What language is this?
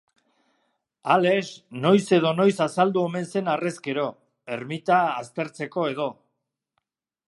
Basque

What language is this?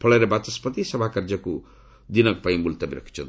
Odia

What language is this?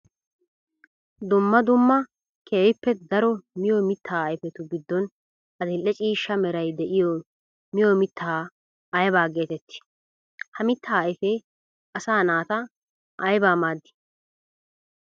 Wolaytta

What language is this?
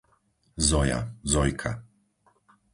Slovak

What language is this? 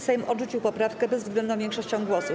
Polish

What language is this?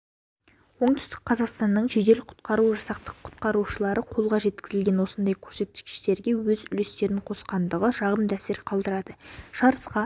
Kazakh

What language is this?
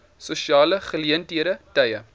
Afrikaans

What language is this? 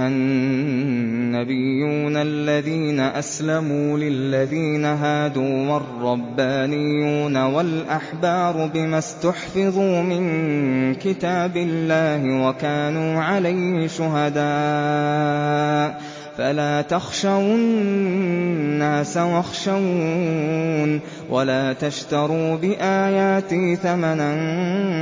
Arabic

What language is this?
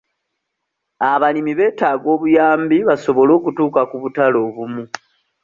Ganda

